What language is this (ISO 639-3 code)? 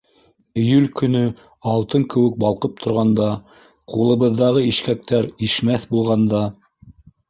bak